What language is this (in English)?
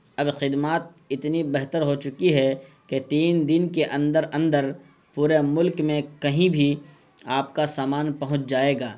Urdu